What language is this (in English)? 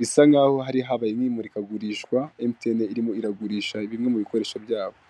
Kinyarwanda